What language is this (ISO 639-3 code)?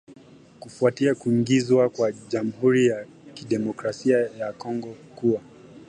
swa